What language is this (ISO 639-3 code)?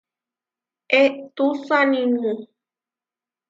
var